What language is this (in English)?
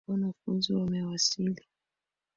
Swahili